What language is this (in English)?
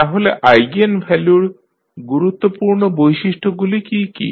Bangla